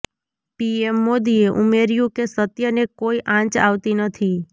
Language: Gujarati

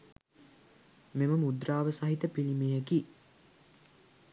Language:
Sinhala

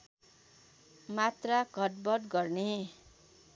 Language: Nepali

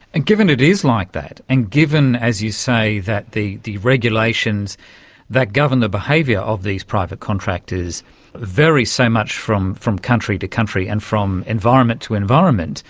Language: English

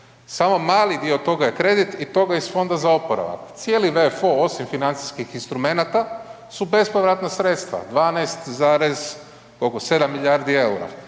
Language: Croatian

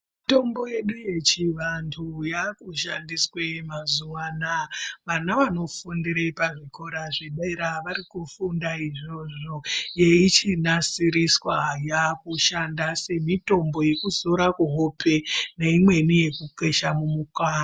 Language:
Ndau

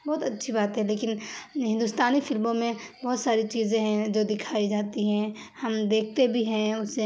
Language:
Urdu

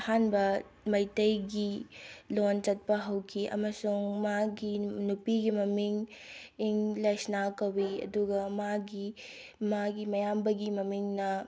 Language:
Manipuri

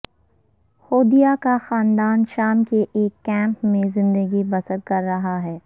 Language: Urdu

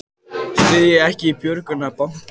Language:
Icelandic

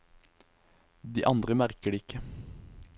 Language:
Norwegian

